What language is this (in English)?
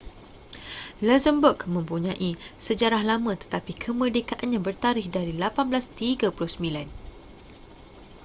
Malay